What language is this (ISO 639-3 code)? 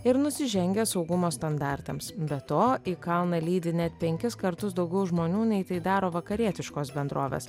lit